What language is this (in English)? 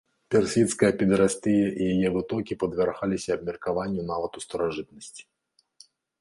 Belarusian